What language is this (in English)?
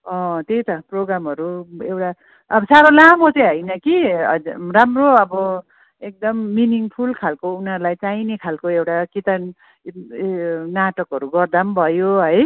Nepali